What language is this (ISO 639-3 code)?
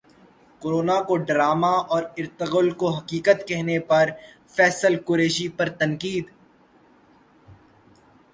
urd